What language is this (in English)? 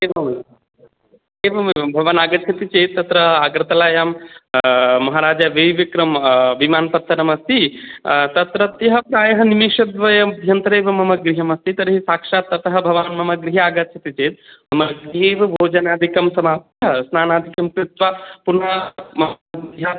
Sanskrit